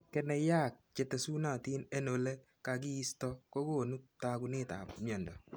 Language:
Kalenjin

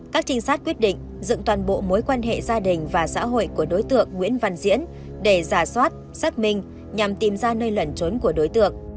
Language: Vietnamese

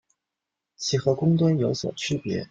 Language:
Chinese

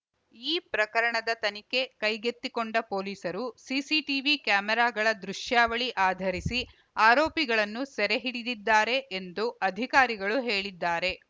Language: Kannada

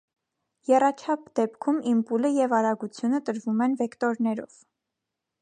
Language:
Armenian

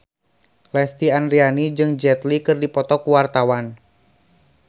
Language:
Sundanese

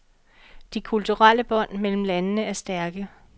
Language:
Danish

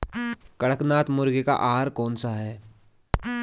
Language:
Hindi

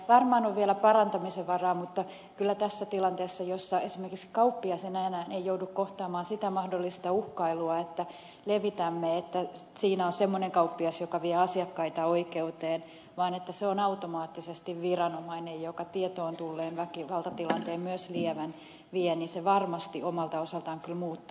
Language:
Finnish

